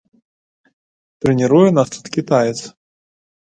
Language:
Belarusian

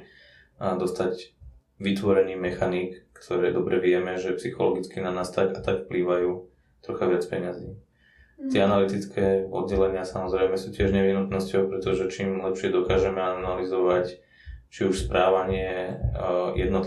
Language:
Slovak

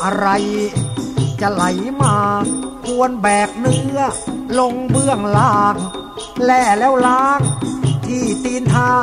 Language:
Thai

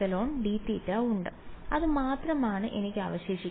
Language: Malayalam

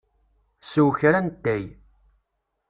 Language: Kabyle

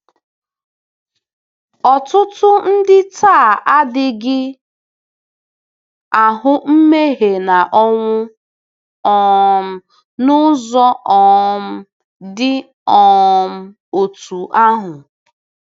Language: Igbo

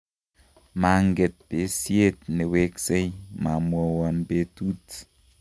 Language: Kalenjin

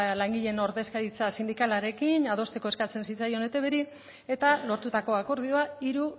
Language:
Basque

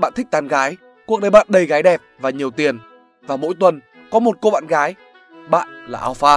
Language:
Vietnamese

